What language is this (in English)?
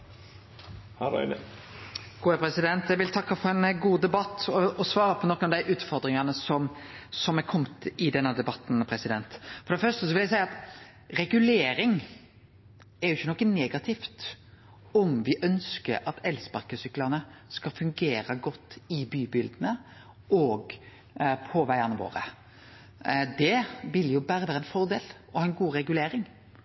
Norwegian Nynorsk